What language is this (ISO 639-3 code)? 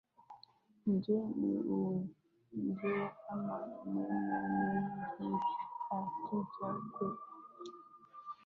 swa